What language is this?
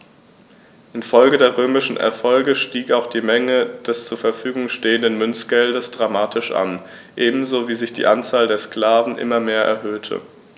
German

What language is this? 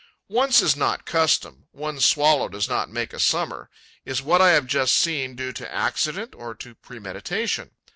English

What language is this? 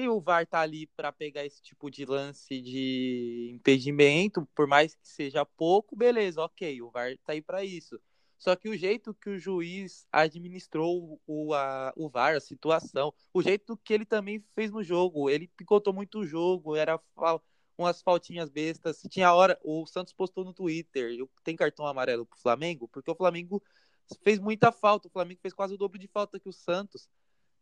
Portuguese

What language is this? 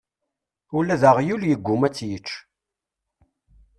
Kabyle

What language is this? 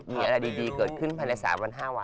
Thai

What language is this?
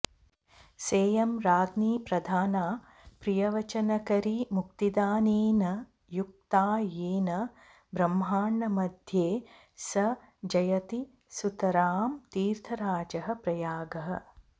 Sanskrit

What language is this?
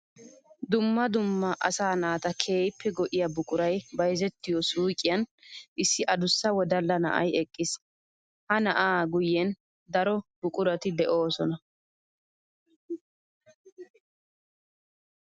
Wolaytta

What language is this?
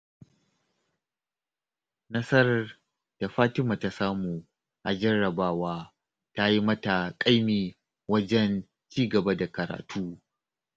Hausa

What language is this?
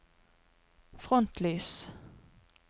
Norwegian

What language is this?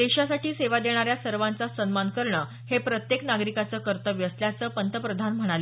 Marathi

